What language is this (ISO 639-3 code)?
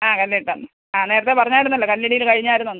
mal